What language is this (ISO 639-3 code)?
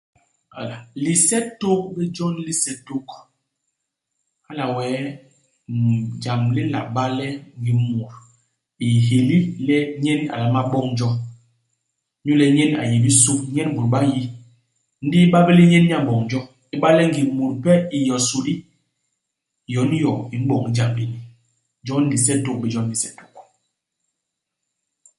bas